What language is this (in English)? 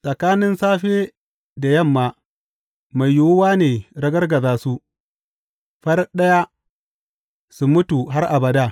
Hausa